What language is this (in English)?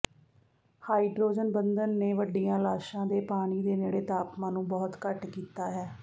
Punjabi